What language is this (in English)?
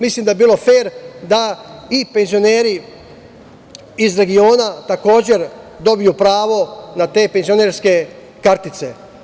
Serbian